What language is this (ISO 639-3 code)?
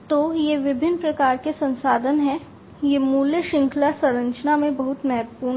hin